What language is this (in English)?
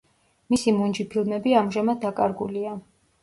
Georgian